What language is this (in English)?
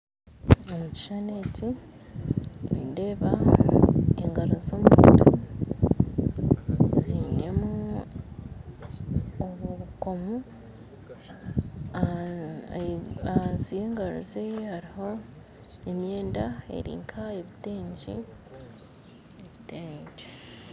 Nyankole